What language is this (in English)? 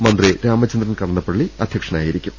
Malayalam